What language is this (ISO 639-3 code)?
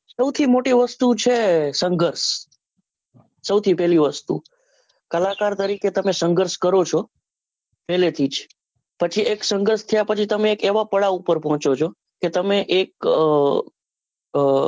guj